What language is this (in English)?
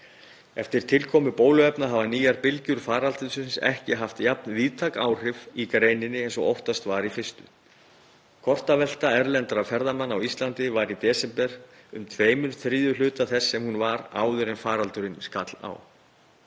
Icelandic